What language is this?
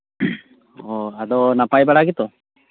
Santali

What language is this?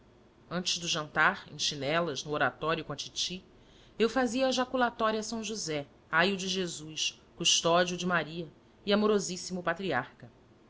Portuguese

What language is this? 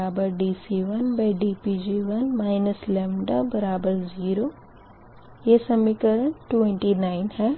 Hindi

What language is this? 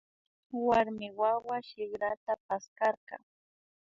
Imbabura Highland Quichua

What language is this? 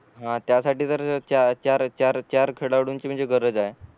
Marathi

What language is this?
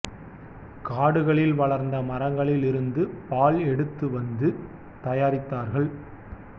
Tamil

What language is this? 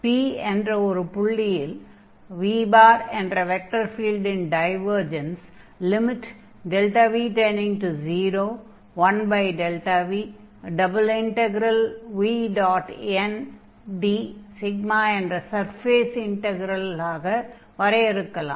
Tamil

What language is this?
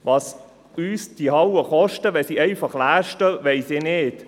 Swiss German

